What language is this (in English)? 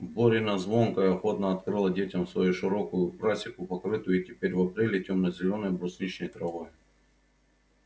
Russian